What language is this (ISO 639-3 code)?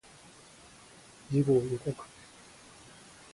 jpn